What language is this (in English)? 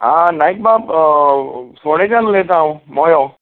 Konkani